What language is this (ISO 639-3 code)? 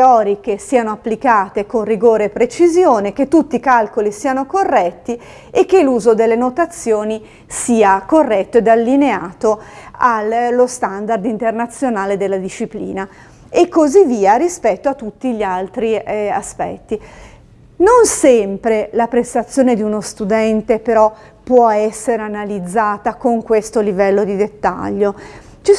ita